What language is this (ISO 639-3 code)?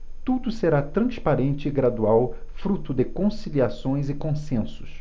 por